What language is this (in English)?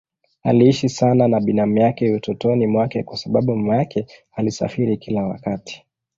Swahili